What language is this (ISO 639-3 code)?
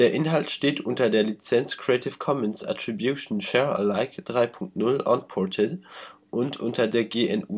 deu